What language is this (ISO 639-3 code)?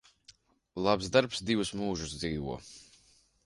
lav